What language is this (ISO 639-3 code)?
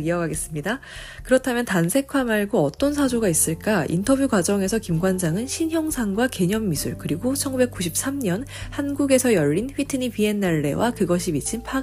kor